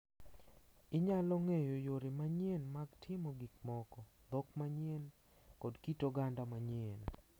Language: Luo (Kenya and Tanzania)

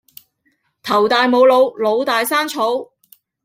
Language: Cantonese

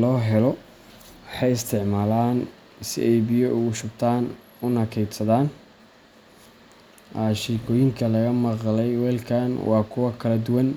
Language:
Somali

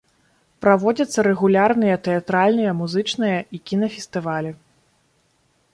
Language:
Belarusian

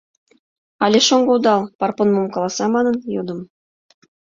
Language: Mari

